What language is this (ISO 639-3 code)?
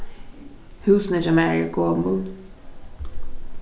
fao